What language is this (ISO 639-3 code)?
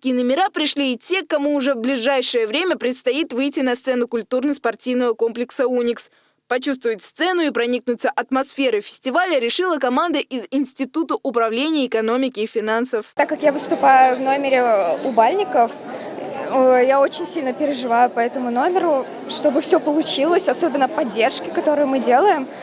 rus